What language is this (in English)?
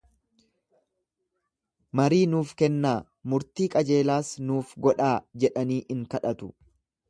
Oromo